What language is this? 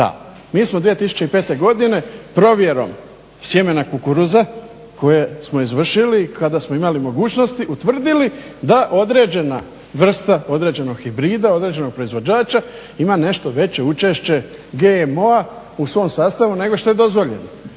Croatian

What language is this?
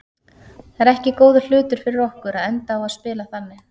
Icelandic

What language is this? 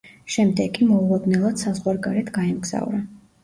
Georgian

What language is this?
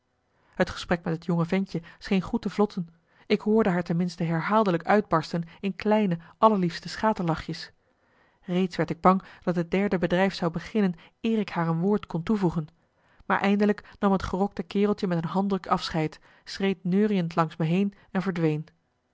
Dutch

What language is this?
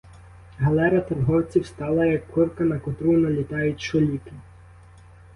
Ukrainian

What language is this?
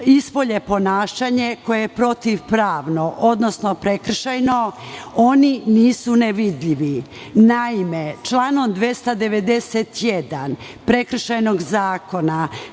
Serbian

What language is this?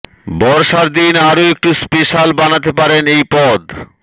Bangla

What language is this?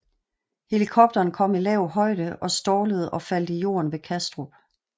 Danish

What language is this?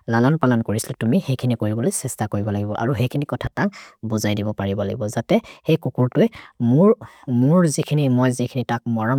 Maria (India)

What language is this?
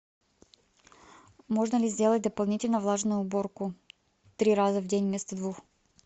Russian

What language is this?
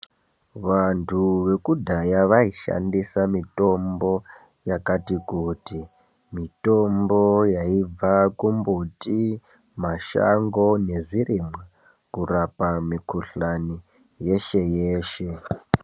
Ndau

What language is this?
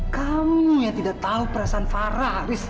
Indonesian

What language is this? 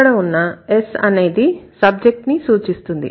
Telugu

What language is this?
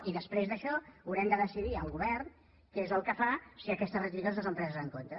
Catalan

